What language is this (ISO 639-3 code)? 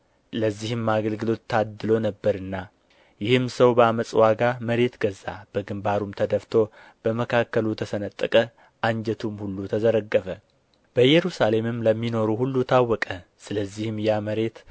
amh